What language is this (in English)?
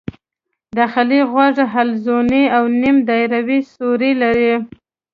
Pashto